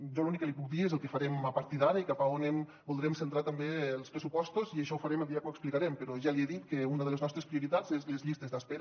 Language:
Catalan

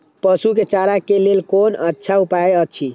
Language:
Maithili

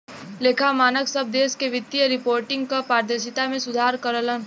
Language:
Bhojpuri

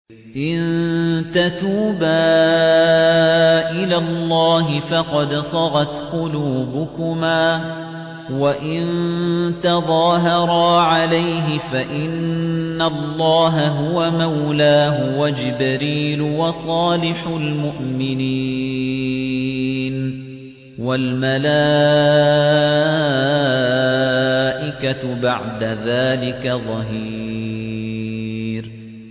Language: Arabic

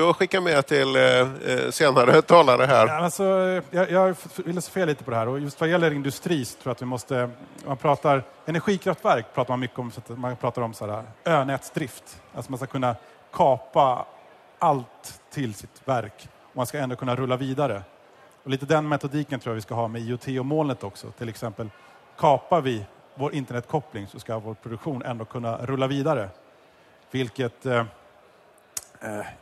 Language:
Swedish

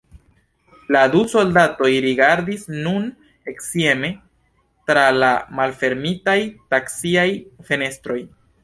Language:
Esperanto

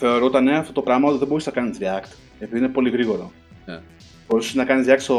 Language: Greek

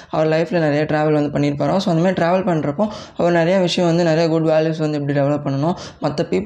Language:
Tamil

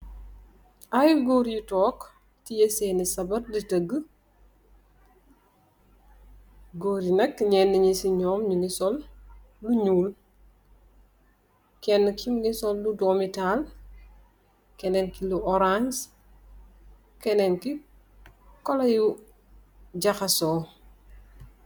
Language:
Wolof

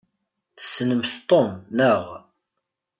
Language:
Kabyle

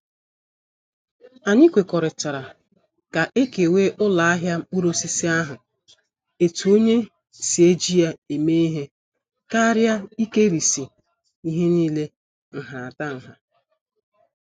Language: Igbo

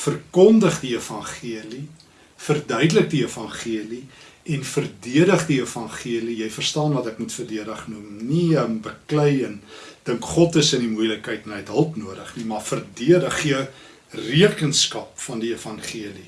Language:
Dutch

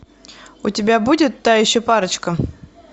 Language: Russian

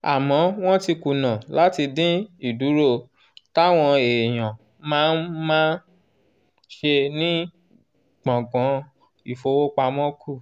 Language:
Yoruba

